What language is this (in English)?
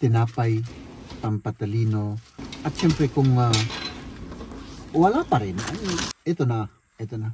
Filipino